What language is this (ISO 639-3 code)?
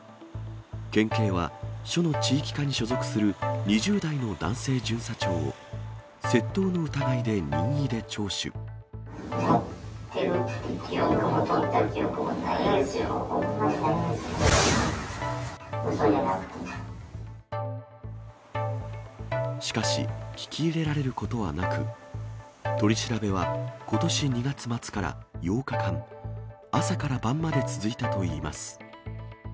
jpn